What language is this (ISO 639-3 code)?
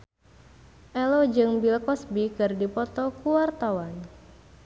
sun